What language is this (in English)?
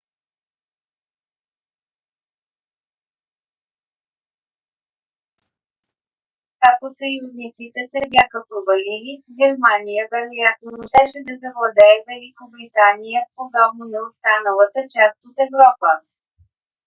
Bulgarian